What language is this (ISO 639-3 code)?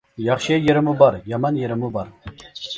uig